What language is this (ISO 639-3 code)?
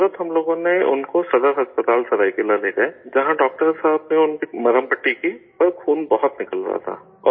urd